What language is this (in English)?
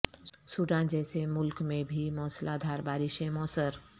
Urdu